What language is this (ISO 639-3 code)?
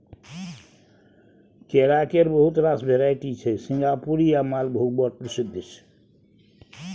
mai